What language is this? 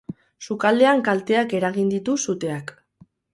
Basque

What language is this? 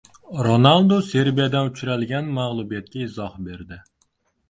Uzbek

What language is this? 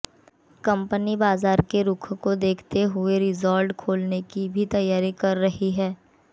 Hindi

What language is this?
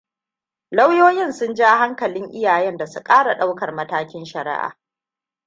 Hausa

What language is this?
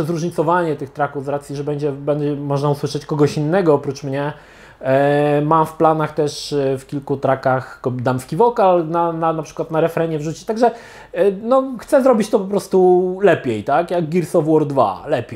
Polish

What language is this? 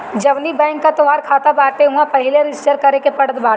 Bhojpuri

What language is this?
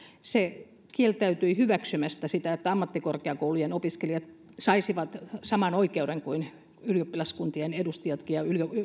Finnish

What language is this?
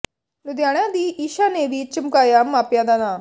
Punjabi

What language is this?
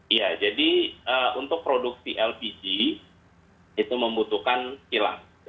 Indonesian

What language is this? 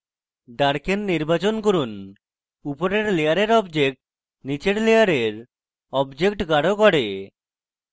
Bangla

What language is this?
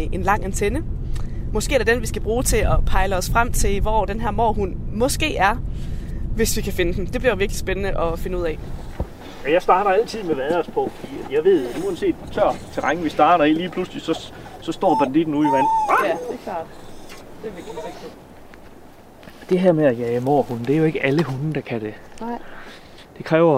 Danish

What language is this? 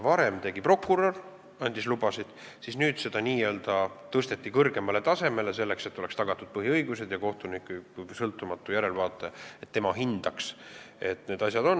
Estonian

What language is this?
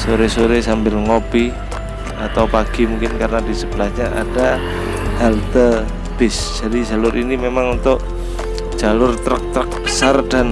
Indonesian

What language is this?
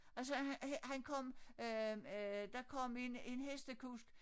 Danish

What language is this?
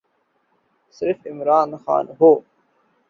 Urdu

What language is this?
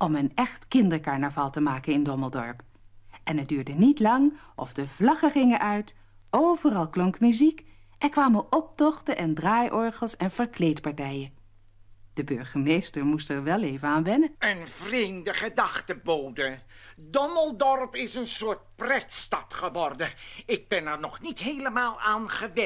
Dutch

